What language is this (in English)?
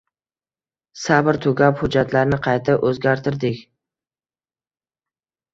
Uzbek